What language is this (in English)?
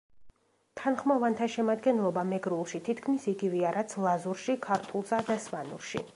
Georgian